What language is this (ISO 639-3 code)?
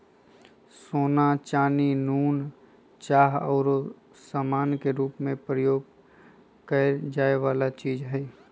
mag